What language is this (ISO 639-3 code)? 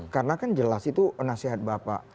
ind